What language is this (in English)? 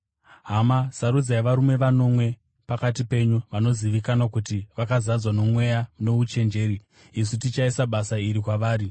Shona